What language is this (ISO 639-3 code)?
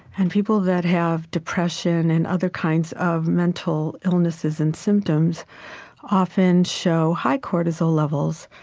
eng